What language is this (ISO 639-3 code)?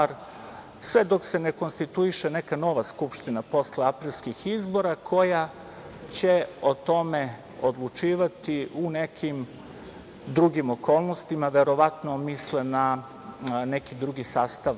srp